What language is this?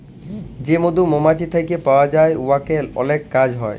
Bangla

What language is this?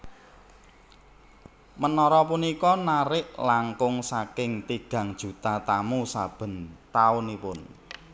Javanese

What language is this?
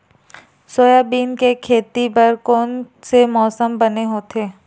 Chhattisgarhi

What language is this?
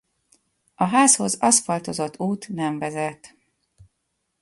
Hungarian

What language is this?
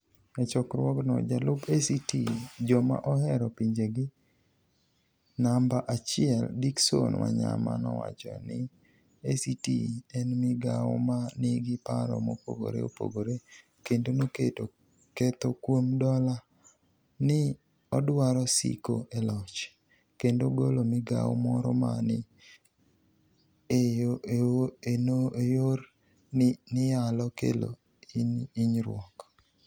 Luo (Kenya and Tanzania)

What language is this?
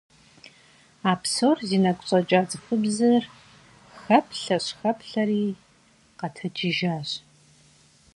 Kabardian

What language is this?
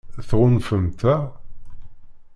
Kabyle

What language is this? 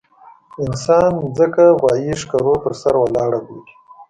Pashto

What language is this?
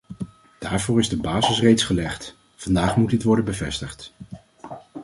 Dutch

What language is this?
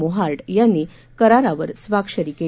Marathi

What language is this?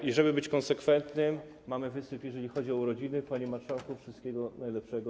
Polish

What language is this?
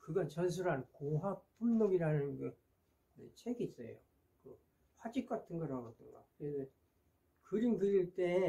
Korean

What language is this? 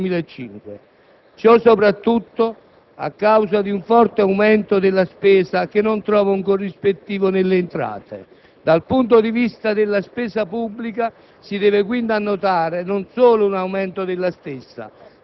Italian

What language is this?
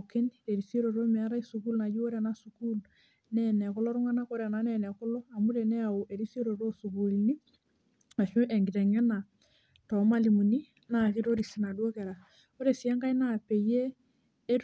Masai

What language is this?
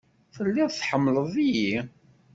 Kabyle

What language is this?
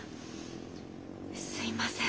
Japanese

